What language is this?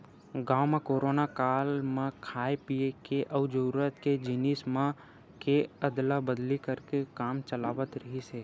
Chhattisgarhi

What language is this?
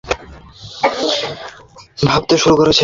Bangla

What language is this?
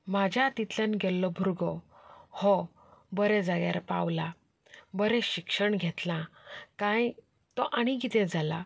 Konkani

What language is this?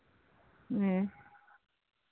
Santali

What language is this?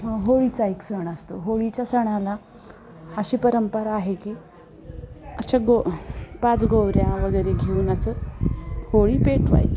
Marathi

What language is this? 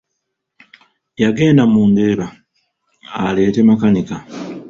Ganda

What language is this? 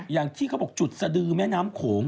Thai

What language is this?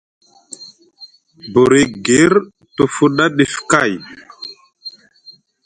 Musgu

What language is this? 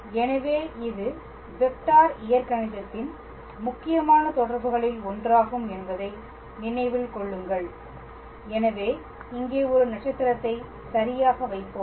Tamil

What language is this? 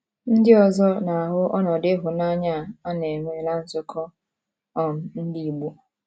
Igbo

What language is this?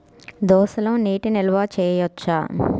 Telugu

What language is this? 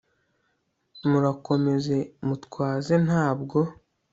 Kinyarwanda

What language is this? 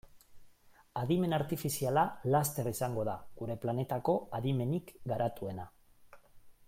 Basque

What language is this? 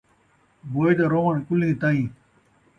Saraiki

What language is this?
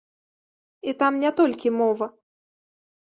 Belarusian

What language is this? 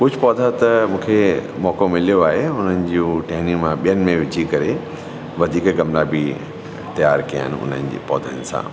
Sindhi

